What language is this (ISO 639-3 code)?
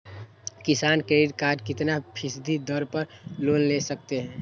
mag